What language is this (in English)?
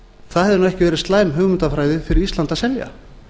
Icelandic